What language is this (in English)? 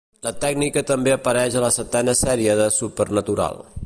Catalan